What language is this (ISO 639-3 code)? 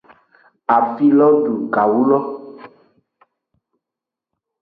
ajg